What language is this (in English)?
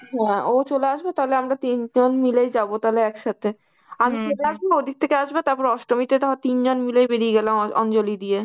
Bangla